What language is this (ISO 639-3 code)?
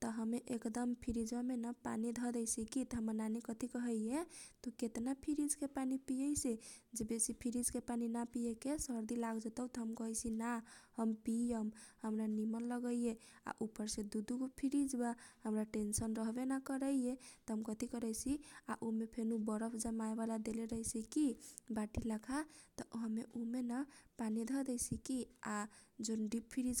thq